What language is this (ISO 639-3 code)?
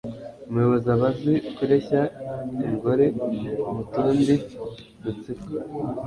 kin